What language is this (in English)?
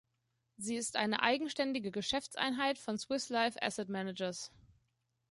German